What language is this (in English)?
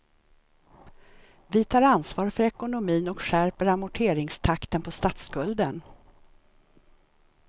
Swedish